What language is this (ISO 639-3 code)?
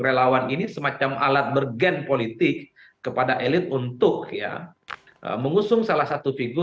ind